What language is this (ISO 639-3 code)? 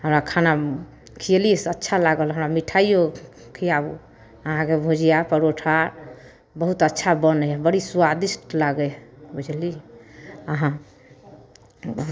mai